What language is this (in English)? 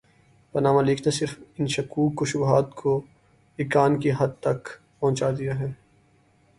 Urdu